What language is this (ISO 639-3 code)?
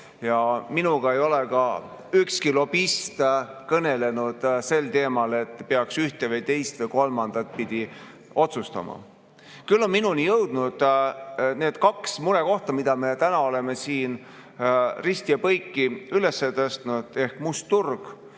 est